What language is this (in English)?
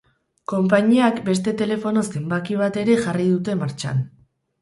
Basque